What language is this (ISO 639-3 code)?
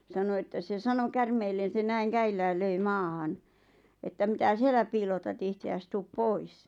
fin